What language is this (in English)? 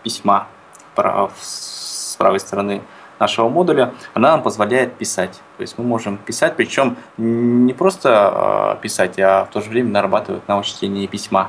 Russian